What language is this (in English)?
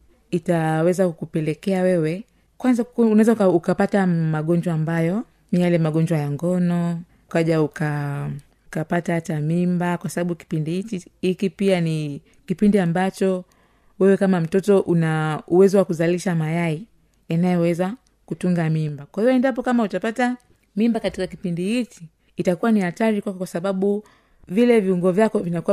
Swahili